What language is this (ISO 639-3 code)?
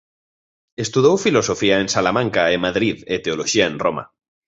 glg